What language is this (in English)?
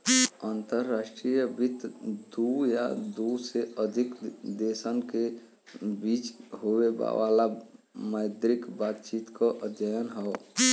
Bhojpuri